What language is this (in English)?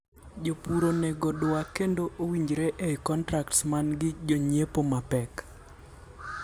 Luo (Kenya and Tanzania)